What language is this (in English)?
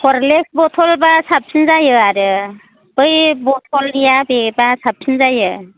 Bodo